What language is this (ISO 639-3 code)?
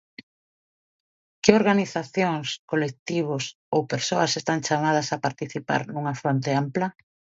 glg